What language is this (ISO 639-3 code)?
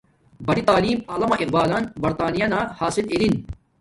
dmk